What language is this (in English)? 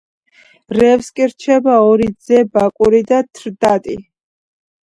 Georgian